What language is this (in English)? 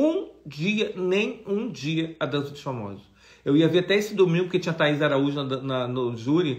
Portuguese